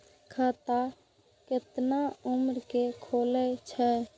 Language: Maithili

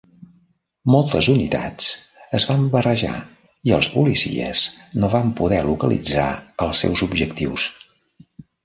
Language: Catalan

